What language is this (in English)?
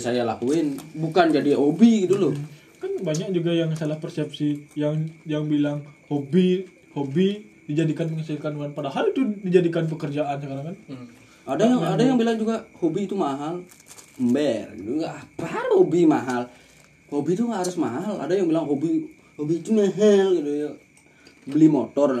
Indonesian